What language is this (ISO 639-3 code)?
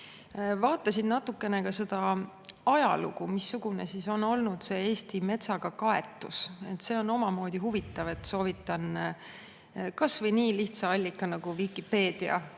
est